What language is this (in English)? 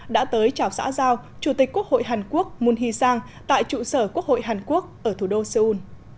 Vietnamese